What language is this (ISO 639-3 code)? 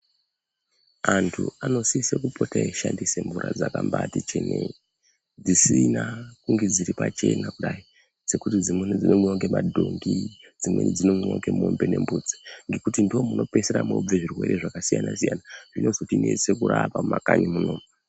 ndc